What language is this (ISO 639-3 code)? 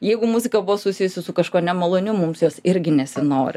lit